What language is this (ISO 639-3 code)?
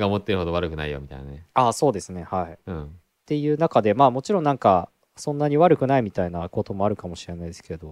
jpn